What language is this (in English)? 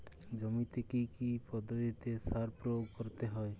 Bangla